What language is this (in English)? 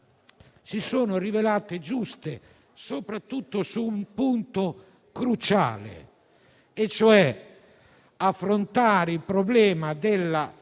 Italian